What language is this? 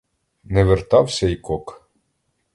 Ukrainian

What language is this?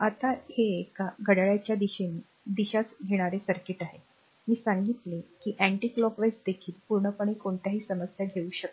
Marathi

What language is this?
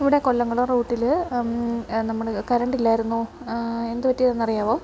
Malayalam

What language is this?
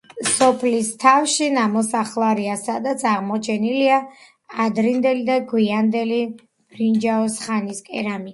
Georgian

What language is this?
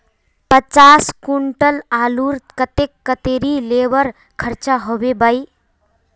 Magahi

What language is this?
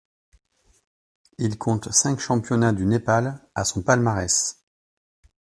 French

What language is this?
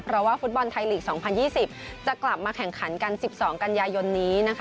Thai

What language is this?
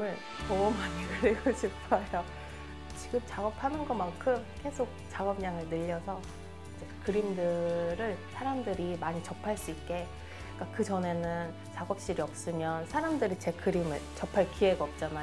Korean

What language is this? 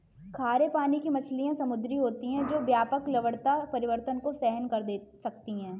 Hindi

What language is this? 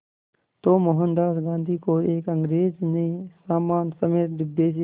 Hindi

